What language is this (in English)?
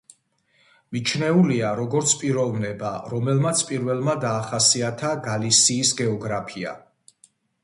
Georgian